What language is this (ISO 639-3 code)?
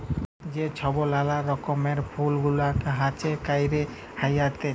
ben